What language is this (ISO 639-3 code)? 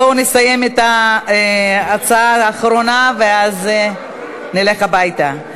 heb